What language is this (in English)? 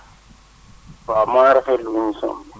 Wolof